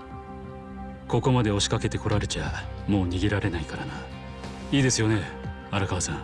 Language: Japanese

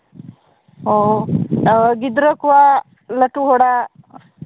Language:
Santali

